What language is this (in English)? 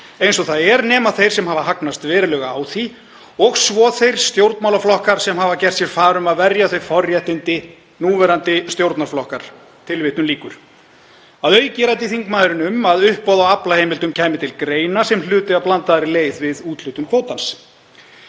Icelandic